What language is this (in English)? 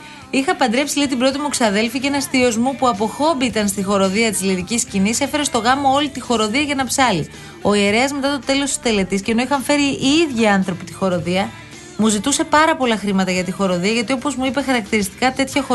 Greek